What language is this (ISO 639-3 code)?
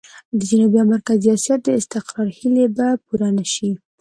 pus